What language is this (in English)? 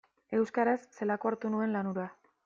Basque